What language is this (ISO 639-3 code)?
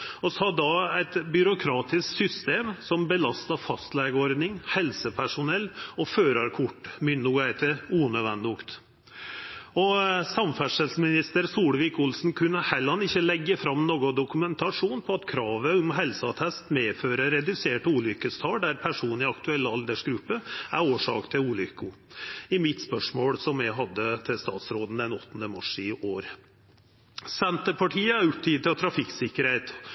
nno